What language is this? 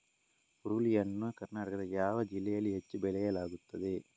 Kannada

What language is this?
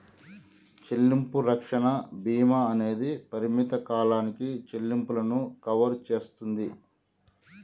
Telugu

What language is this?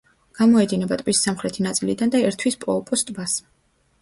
Georgian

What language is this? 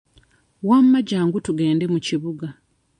Ganda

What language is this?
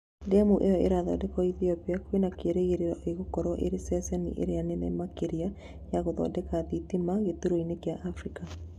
Kikuyu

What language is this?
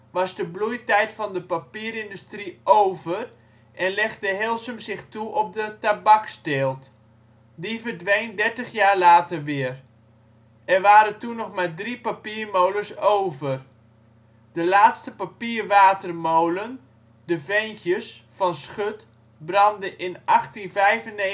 Dutch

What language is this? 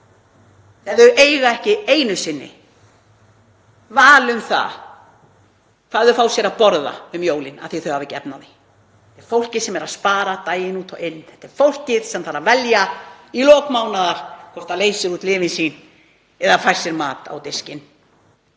Icelandic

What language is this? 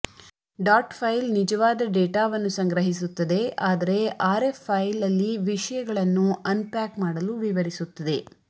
Kannada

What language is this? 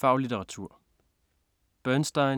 Danish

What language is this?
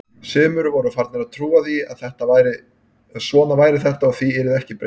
Icelandic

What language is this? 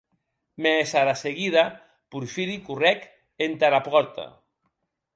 Occitan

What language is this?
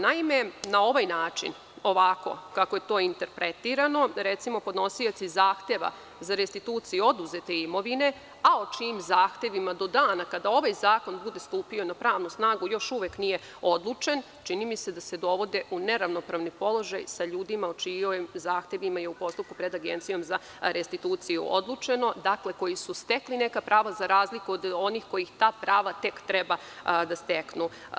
Serbian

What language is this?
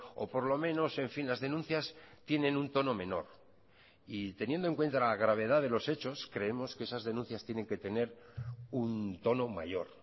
Spanish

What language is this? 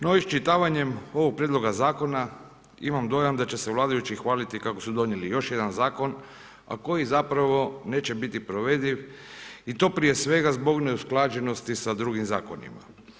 Croatian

